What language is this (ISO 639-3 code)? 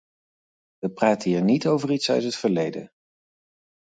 nld